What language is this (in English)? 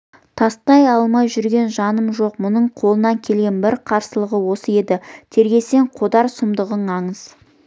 Kazakh